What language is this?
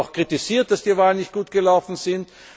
German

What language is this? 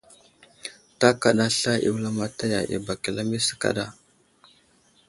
Wuzlam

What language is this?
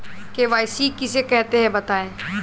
Hindi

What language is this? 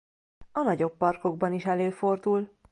Hungarian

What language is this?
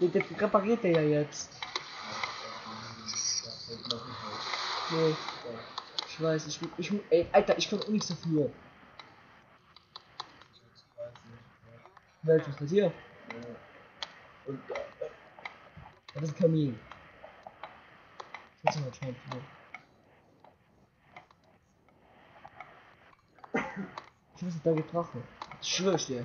German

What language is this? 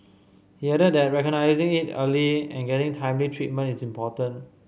English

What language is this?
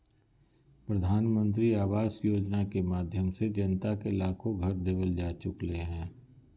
Magahi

